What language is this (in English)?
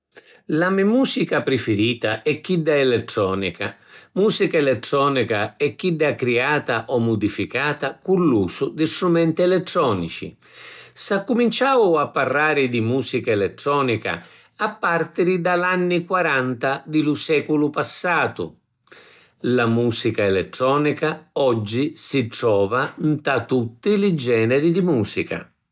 Sicilian